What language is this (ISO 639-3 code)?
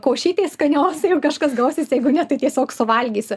lit